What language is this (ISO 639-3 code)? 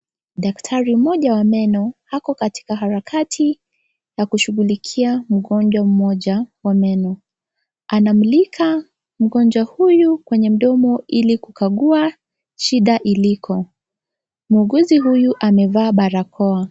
swa